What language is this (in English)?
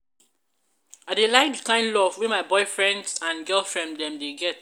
Nigerian Pidgin